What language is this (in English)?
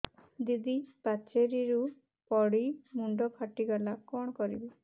Odia